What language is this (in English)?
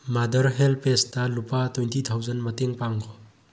Manipuri